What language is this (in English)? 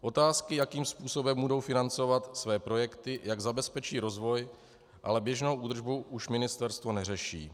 Czech